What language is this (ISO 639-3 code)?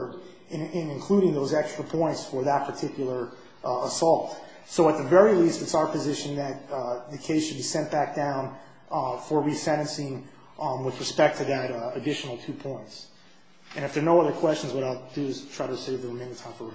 eng